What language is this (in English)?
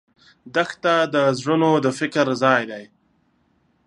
Pashto